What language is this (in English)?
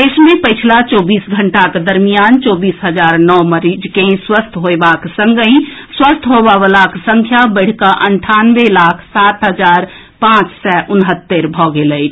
Maithili